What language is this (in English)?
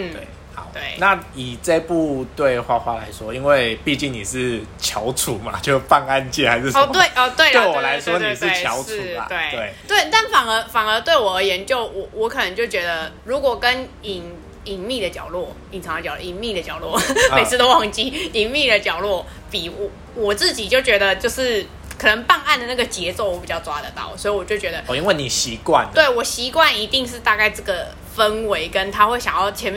Chinese